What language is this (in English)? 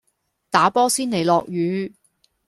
Cantonese